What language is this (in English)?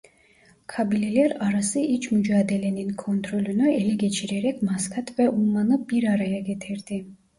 Turkish